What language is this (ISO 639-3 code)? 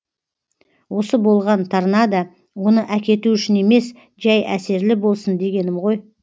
kaz